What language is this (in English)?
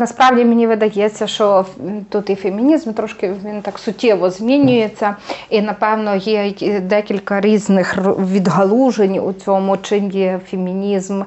Ukrainian